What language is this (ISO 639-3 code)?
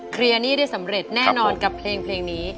tha